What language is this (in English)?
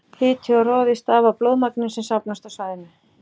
Icelandic